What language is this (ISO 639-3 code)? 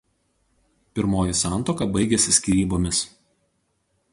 lit